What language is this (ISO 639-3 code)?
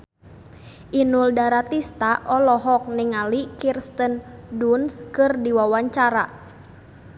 sun